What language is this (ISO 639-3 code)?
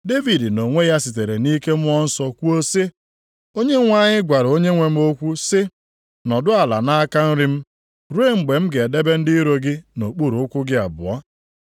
ibo